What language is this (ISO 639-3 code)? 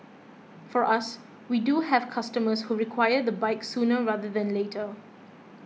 eng